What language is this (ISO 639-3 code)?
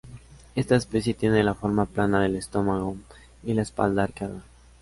spa